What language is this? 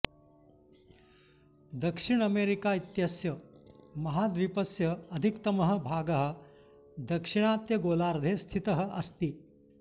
Sanskrit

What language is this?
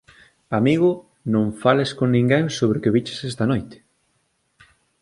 Galician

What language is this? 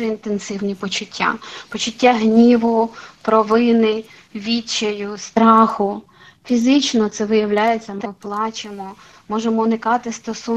Ukrainian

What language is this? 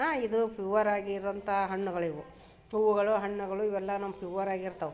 Kannada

